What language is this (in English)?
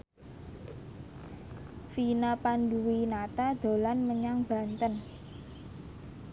Javanese